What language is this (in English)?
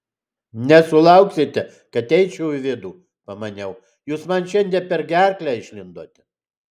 Lithuanian